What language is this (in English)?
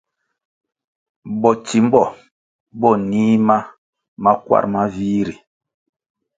Kwasio